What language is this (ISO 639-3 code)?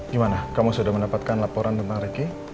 ind